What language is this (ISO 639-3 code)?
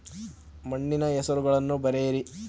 kan